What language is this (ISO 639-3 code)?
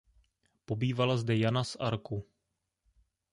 ces